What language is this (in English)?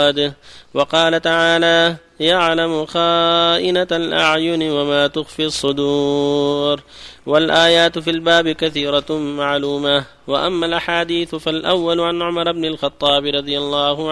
Arabic